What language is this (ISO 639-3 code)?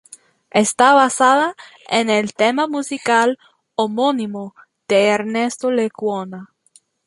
spa